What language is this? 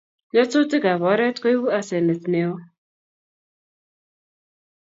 Kalenjin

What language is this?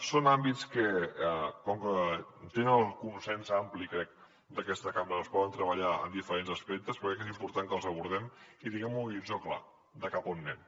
Catalan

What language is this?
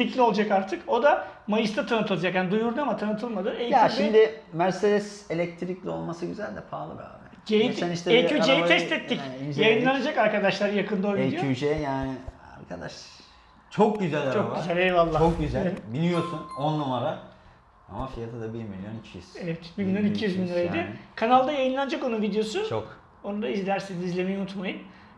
Turkish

